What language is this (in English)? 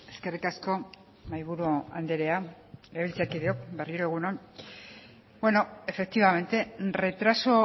Basque